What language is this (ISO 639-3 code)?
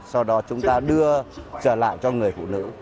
vie